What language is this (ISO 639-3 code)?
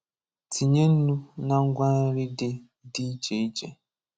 ibo